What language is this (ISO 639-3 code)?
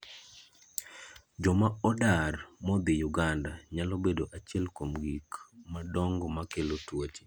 luo